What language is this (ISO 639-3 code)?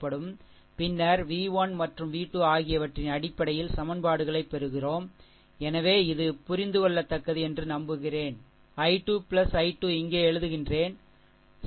tam